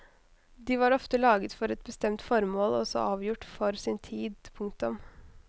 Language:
Norwegian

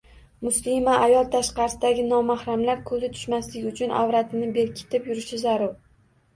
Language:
Uzbek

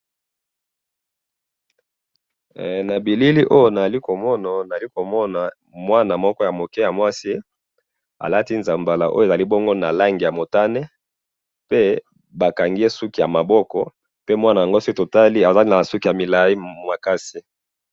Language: Lingala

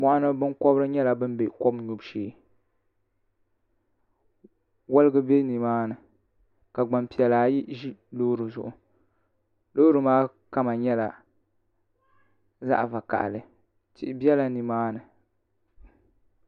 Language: Dagbani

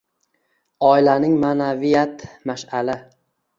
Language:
Uzbek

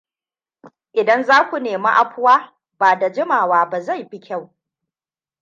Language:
Hausa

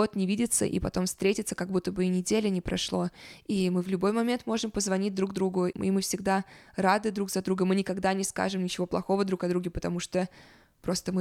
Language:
Russian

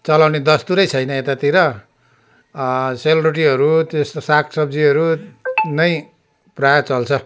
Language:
Nepali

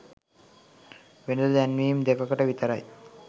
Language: Sinhala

